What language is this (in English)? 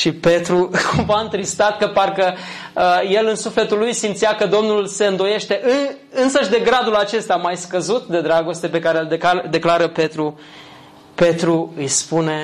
Romanian